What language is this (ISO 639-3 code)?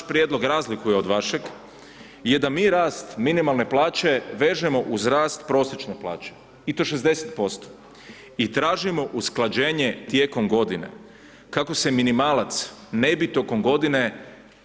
hrv